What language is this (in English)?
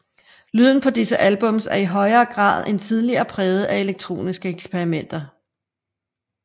Danish